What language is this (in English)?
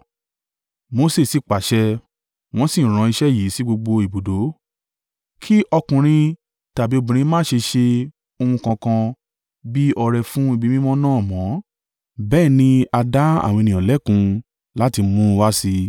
Yoruba